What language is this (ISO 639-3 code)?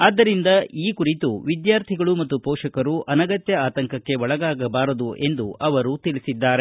kan